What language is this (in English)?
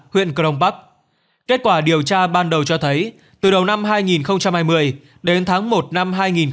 Vietnamese